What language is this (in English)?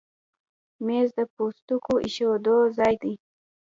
Pashto